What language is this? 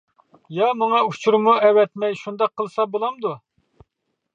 Uyghur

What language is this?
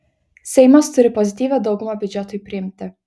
Lithuanian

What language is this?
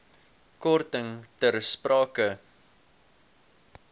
Afrikaans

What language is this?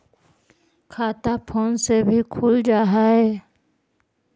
Magahi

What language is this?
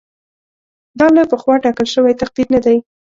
Pashto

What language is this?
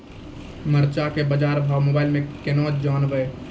Maithili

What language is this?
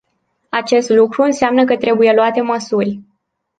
Romanian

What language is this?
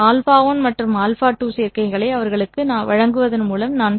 Tamil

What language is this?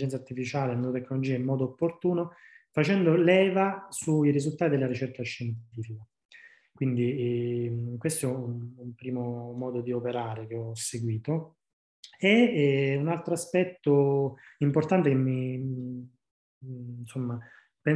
Italian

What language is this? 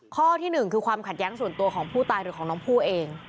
Thai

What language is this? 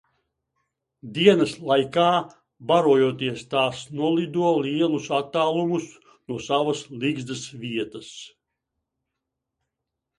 Latvian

